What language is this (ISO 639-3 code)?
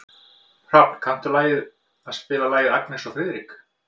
isl